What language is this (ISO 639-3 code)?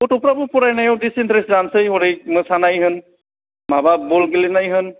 brx